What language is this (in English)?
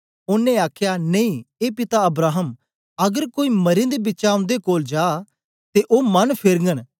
Dogri